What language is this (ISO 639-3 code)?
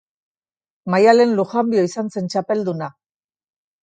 eus